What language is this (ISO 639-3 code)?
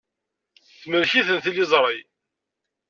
kab